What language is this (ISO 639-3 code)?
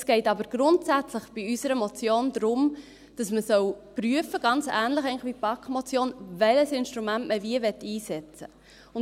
gsw